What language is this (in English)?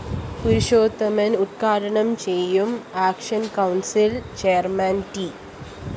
Malayalam